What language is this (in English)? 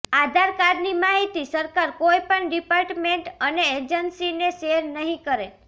Gujarati